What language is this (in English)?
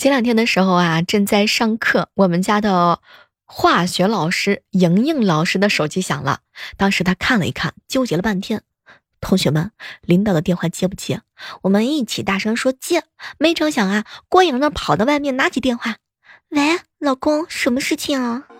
Chinese